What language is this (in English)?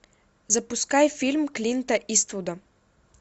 Russian